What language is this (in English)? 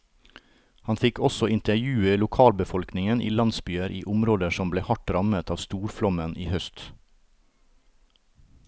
Norwegian